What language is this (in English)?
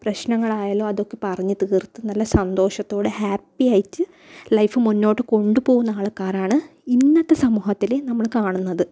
Malayalam